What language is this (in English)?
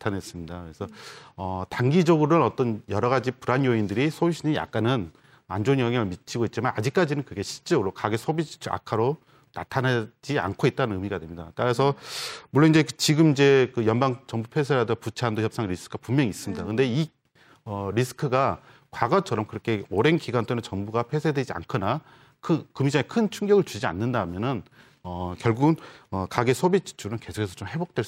Korean